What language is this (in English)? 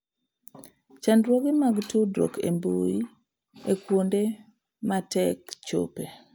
Luo (Kenya and Tanzania)